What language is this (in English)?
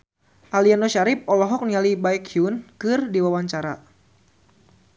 Sundanese